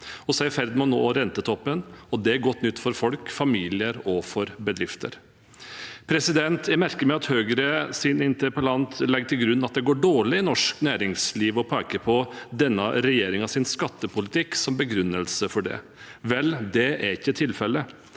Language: Norwegian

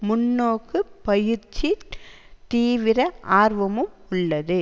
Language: Tamil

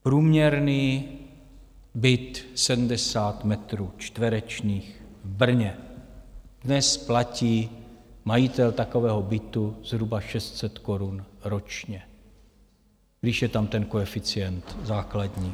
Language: Czech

